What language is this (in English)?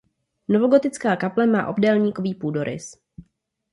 Czech